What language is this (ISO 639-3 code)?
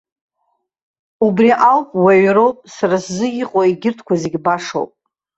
abk